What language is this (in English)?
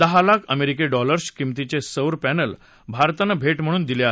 Marathi